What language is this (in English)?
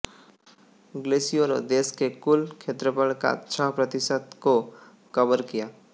Hindi